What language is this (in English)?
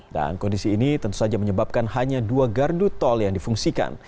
Indonesian